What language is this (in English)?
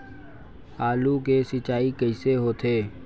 Chhattisgarhi